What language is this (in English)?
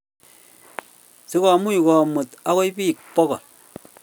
Kalenjin